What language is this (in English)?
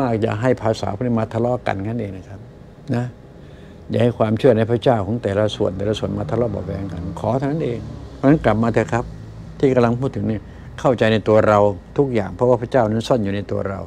Thai